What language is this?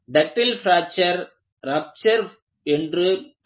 Tamil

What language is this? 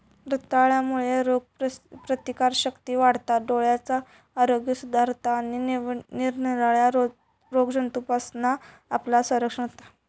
Marathi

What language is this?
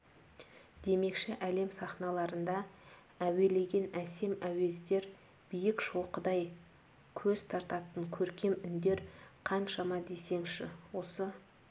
Kazakh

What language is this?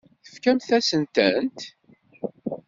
Kabyle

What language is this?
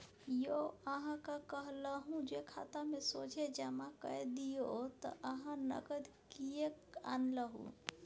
Maithili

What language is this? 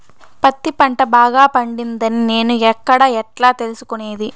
Telugu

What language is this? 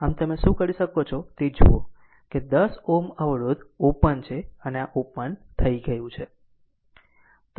Gujarati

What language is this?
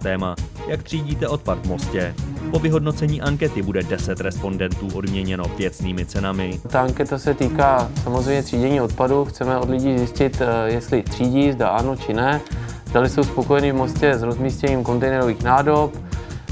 Czech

